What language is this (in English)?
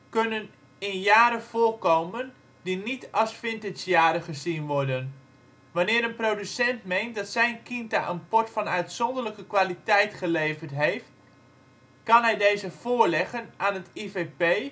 Dutch